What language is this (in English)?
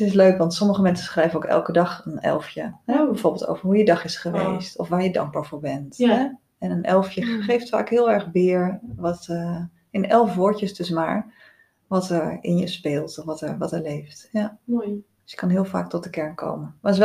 Dutch